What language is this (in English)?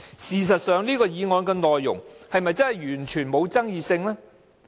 Cantonese